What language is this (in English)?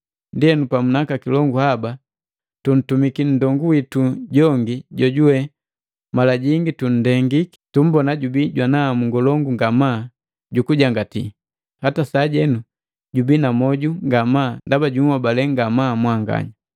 Matengo